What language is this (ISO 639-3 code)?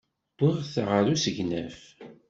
kab